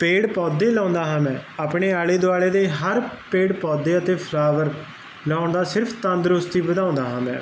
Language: Punjabi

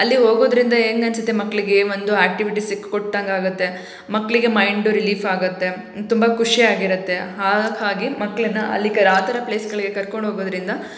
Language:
Kannada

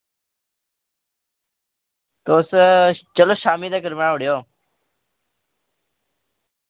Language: Dogri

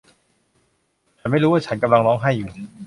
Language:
Thai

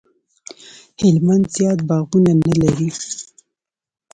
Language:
Pashto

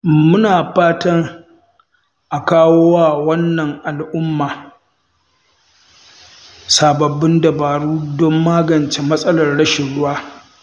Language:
Hausa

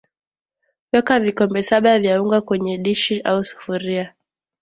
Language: Swahili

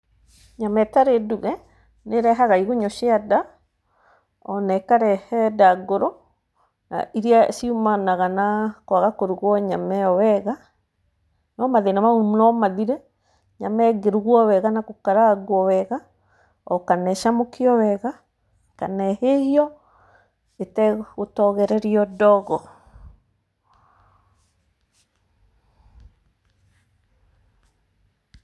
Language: Kikuyu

